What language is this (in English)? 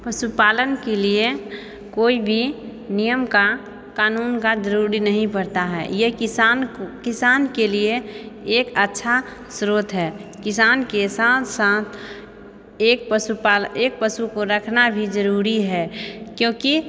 Maithili